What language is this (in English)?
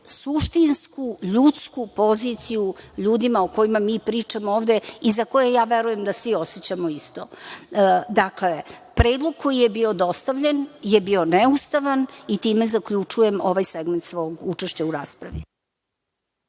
Serbian